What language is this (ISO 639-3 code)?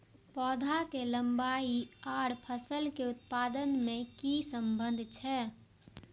mai